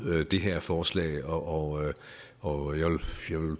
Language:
Danish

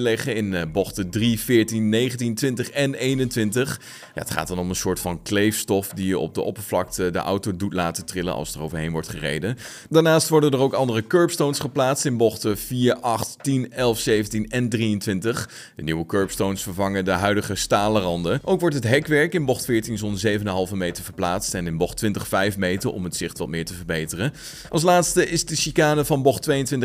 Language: Dutch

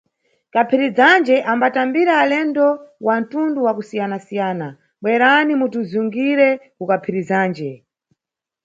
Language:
Nyungwe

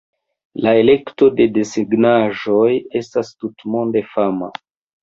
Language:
Esperanto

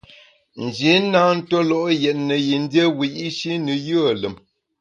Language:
Bamun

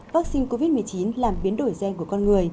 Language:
Vietnamese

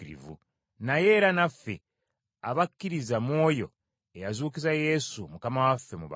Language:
Ganda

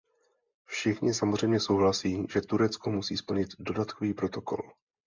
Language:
Czech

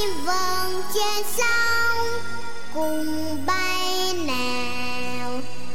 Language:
Vietnamese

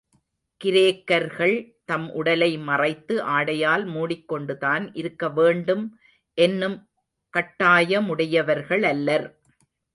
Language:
Tamil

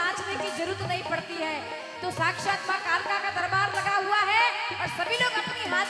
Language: Hindi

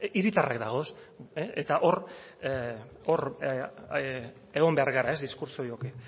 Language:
Basque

